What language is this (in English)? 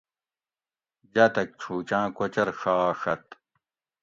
Gawri